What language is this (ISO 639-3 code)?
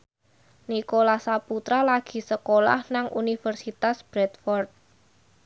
jav